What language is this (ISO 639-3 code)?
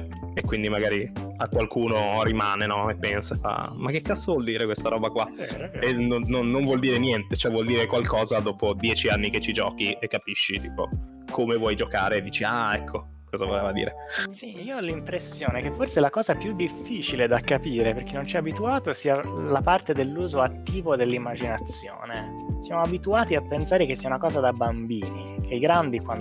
ita